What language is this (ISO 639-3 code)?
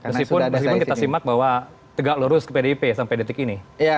ind